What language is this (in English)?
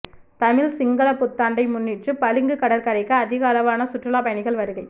Tamil